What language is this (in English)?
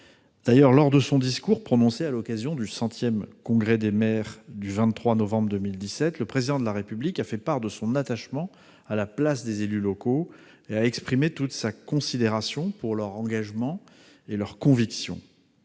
French